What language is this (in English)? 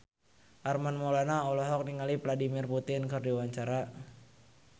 Sundanese